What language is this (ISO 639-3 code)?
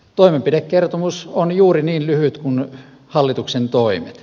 fin